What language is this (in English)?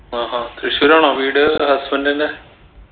Malayalam